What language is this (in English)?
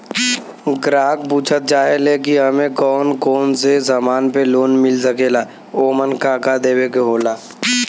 Bhojpuri